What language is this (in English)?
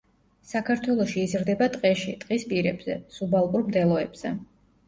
Georgian